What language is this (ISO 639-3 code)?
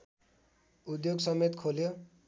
nep